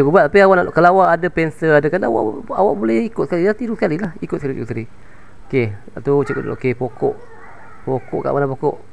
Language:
Malay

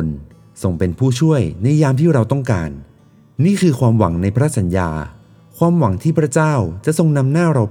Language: Thai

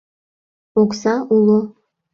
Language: Mari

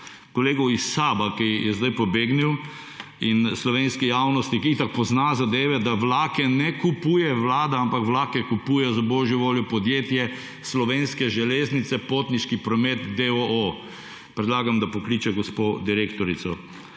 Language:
Slovenian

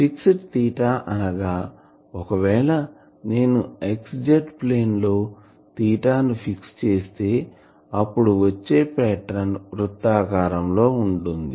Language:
Telugu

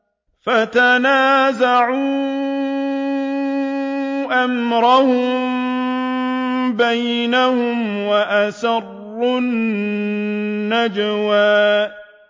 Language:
Arabic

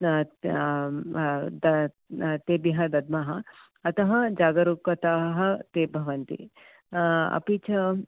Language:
Sanskrit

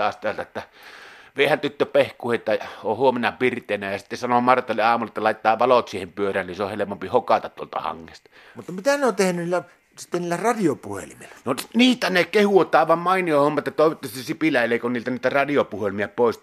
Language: Finnish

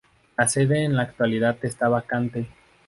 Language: Spanish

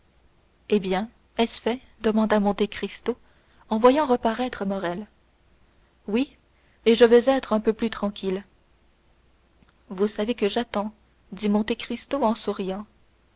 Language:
French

